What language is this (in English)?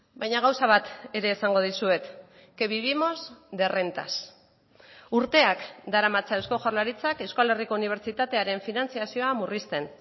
Basque